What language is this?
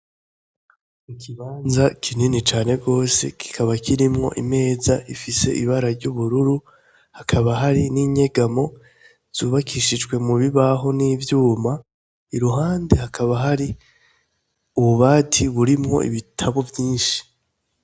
Rundi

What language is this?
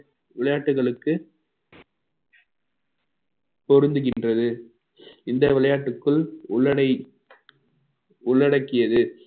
Tamil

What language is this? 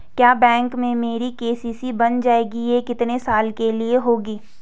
Hindi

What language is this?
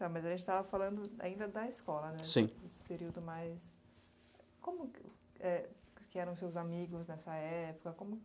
Portuguese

